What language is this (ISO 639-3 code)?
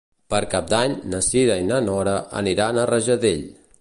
cat